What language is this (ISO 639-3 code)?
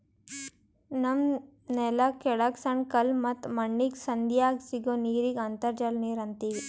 kan